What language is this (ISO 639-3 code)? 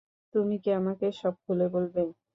ben